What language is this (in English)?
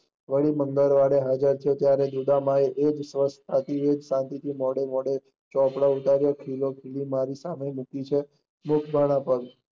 Gujarati